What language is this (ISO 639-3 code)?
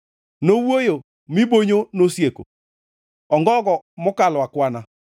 luo